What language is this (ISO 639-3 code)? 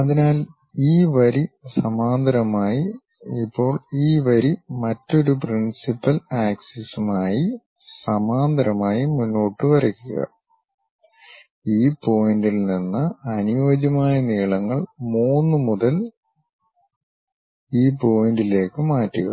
mal